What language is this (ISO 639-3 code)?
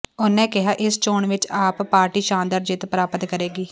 pan